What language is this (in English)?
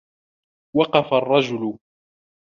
Arabic